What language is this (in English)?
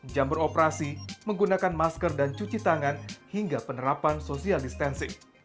Indonesian